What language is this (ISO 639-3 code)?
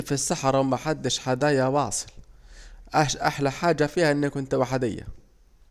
aec